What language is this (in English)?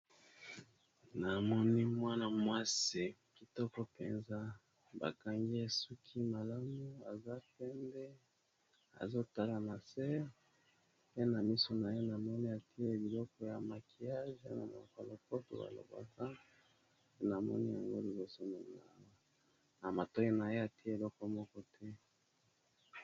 Lingala